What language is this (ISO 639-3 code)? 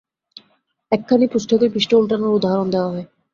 ben